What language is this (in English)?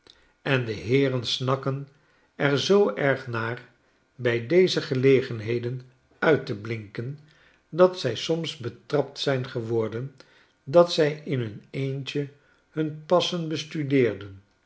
Dutch